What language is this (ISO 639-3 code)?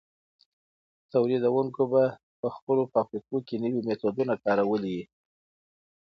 pus